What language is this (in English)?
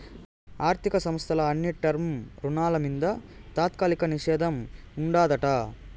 Telugu